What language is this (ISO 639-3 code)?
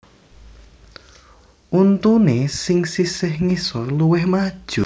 jav